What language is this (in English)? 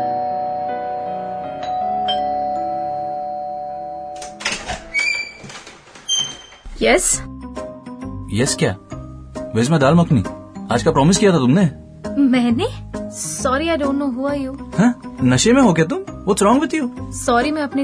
Hindi